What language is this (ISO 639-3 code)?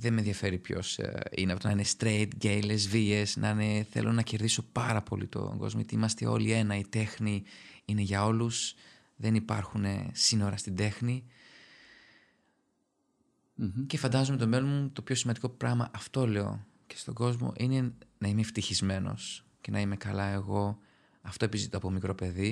ell